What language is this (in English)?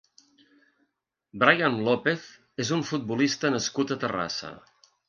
Catalan